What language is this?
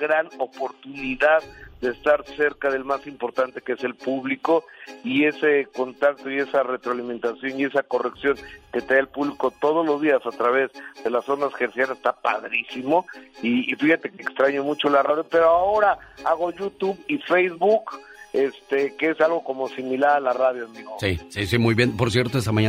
Spanish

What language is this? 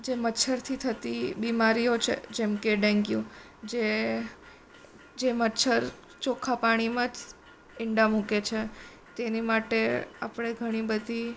Gujarati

